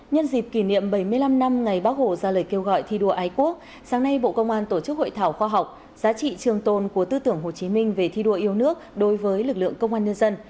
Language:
Vietnamese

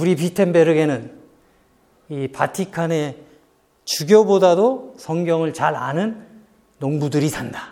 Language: Korean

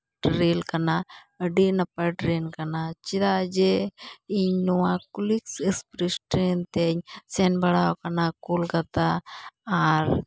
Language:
Santali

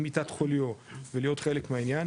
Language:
Hebrew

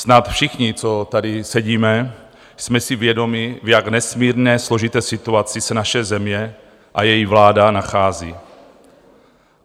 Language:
Czech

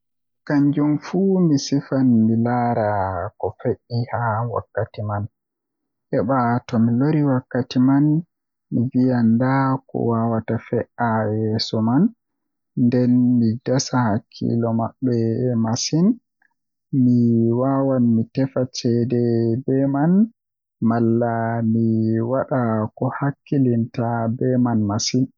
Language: Western Niger Fulfulde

